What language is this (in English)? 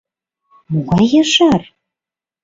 Mari